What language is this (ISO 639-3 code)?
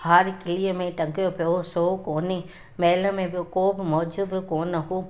snd